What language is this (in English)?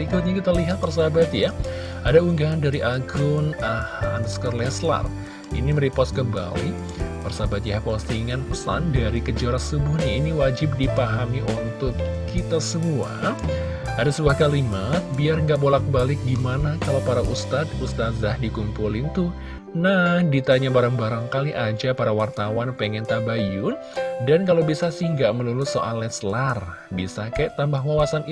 Indonesian